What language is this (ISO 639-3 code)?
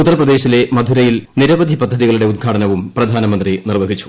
mal